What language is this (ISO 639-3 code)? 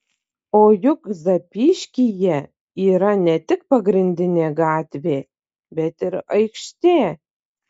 lit